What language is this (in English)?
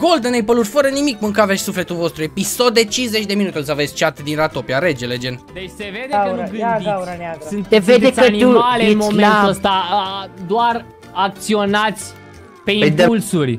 Romanian